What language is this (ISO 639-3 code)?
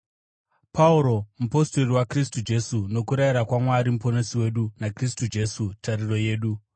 sna